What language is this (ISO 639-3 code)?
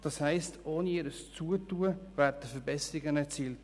gsw